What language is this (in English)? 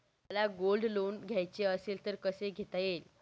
Marathi